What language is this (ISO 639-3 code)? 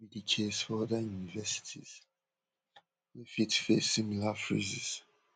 pcm